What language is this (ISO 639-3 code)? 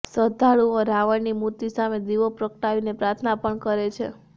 guj